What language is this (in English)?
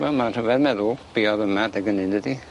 Welsh